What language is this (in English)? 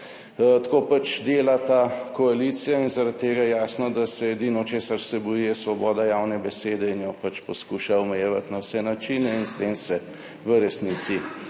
Slovenian